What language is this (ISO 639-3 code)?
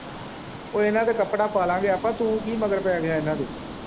pan